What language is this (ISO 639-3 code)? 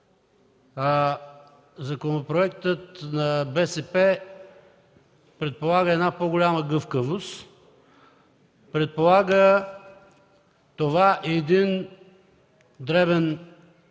bul